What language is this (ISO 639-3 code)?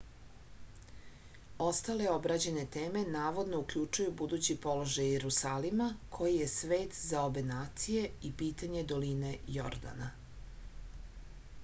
srp